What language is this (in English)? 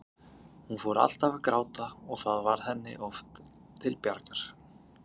Icelandic